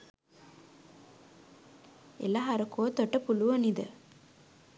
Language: Sinhala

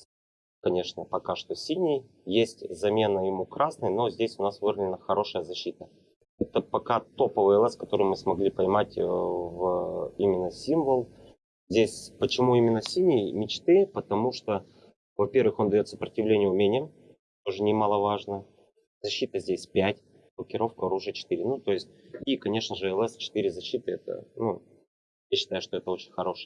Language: Russian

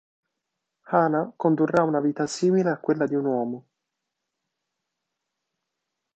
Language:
Italian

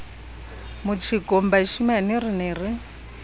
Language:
Southern Sotho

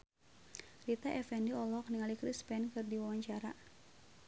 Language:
Sundanese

